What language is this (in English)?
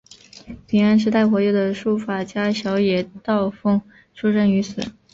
Chinese